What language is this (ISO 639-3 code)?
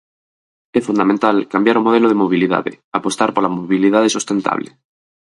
glg